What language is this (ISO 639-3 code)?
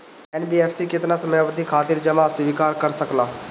bho